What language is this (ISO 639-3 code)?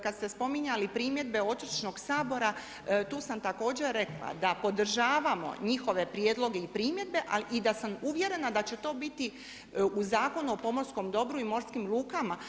hrv